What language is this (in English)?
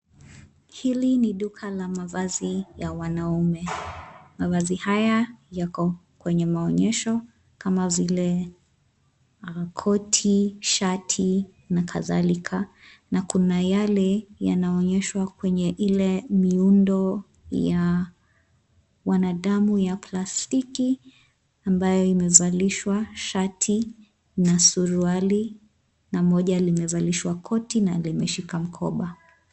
Swahili